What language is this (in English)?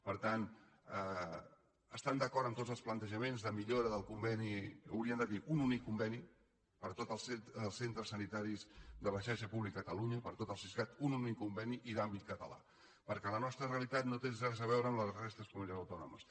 Catalan